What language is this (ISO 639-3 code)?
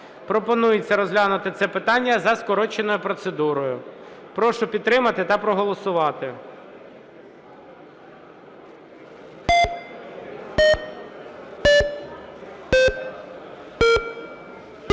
ukr